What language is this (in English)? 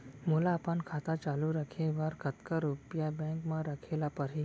Chhattisgarhi